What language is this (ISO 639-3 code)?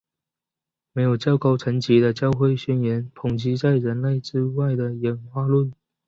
zho